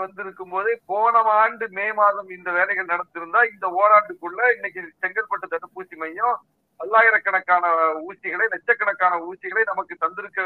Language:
Tamil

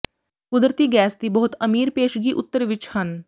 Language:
Punjabi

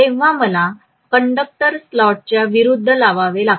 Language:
Marathi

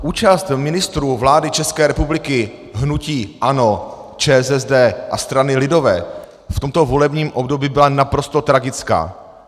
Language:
Czech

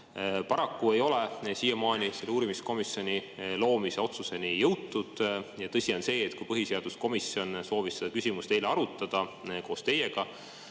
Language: Estonian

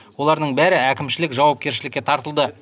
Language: Kazakh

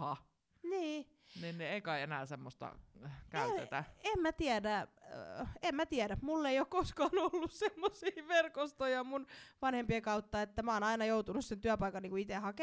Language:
Finnish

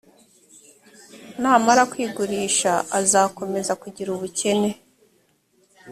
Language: Kinyarwanda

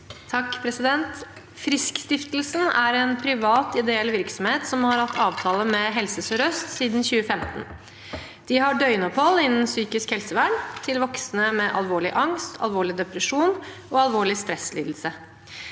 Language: Norwegian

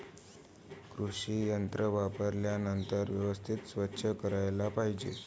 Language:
Marathi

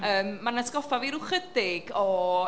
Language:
Welsh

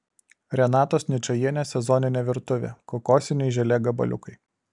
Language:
Lithuanian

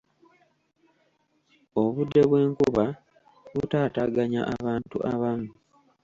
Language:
Ganda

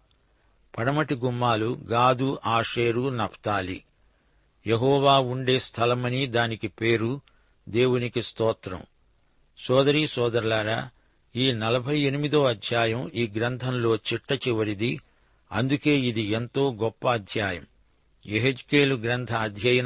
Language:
Telugu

